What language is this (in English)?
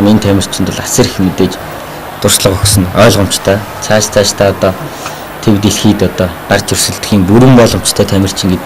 Romanian